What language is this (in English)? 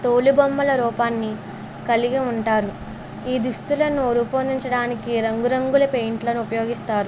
Telugu